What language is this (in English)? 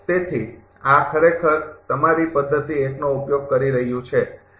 Gujarati